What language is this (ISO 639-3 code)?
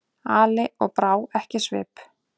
isl